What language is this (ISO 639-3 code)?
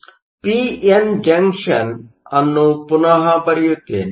kan